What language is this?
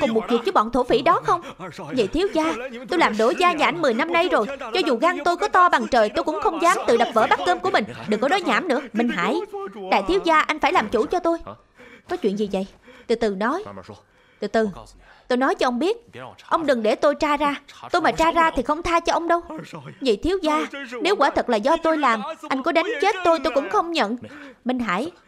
Vietnamese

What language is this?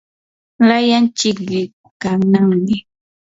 Yanahuanca Pasco Quechua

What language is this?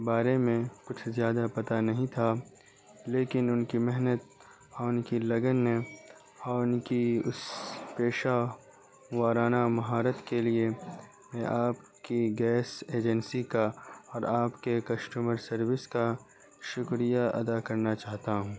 Urdu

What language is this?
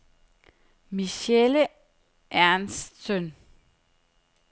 Danish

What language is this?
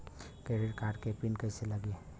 Bhojpuri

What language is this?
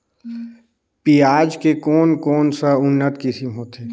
Chhattisgarhi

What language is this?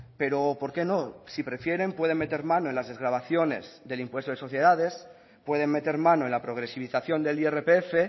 Spanish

